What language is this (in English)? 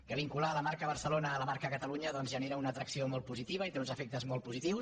Catalan